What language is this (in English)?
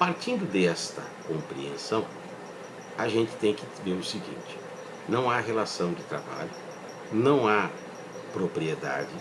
Portuguese